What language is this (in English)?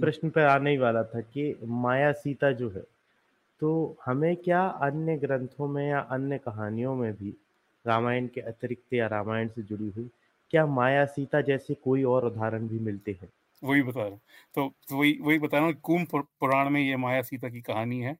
Hindi